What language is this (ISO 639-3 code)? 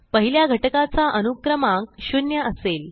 mar